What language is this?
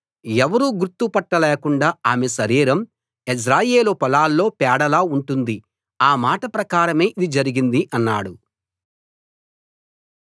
Telugu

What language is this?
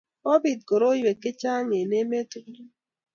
Kalenjin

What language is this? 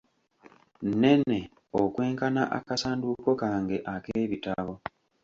Ganda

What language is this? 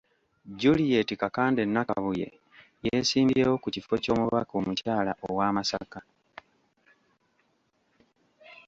Ganda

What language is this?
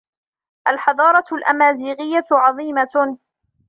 Arabic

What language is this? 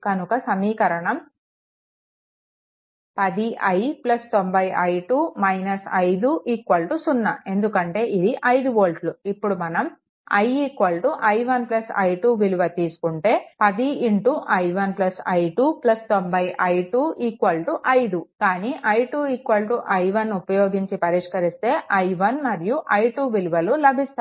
Telugu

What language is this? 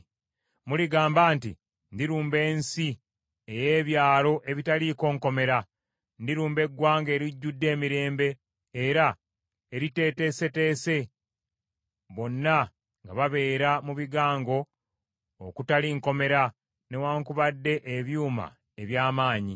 Ganda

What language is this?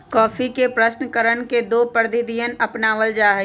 Magahi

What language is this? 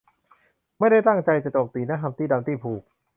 Thai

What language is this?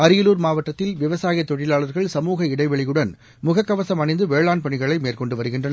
Tamil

